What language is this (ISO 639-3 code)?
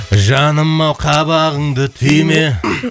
kaz